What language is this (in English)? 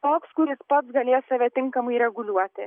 Lithuanian